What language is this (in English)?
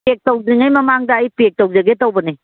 Manipuri